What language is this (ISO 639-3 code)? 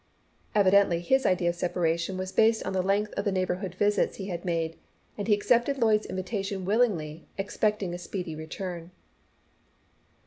eng